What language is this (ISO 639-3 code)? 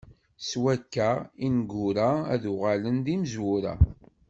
kab